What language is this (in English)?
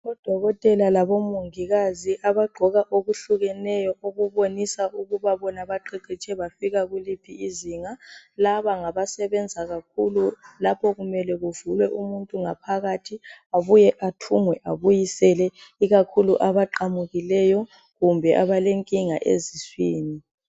North Ndebele